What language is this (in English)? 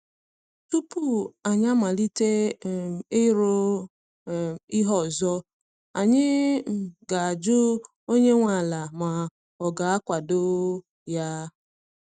Igbo